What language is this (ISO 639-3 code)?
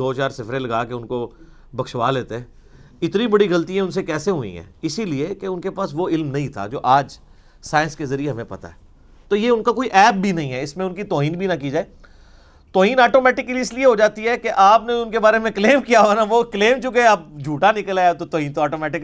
urd